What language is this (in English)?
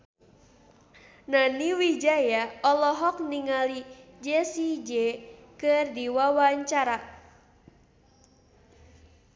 Sundanese